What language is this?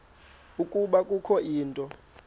Xhosa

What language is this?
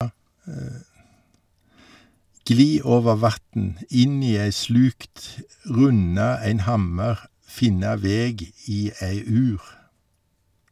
Norwegian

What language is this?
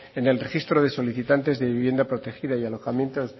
Spanish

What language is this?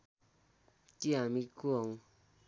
Nepali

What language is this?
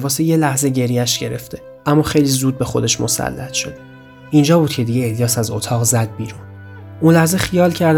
Persian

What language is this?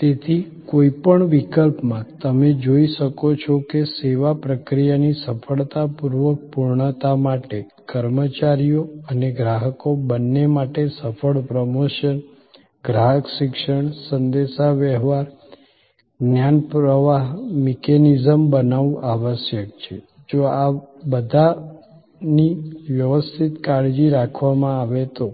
Gujarati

